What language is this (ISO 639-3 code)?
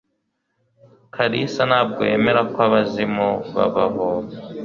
kin